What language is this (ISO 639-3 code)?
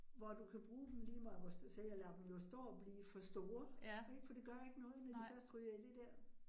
dan